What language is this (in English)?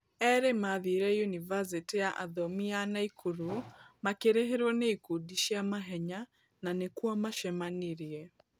Kikuyu